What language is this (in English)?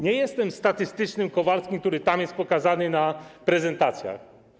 Polish